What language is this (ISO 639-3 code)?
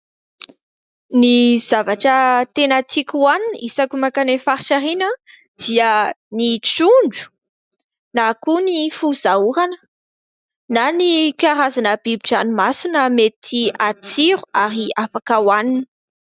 mlg